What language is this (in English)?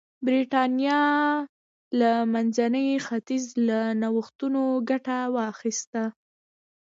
Pashto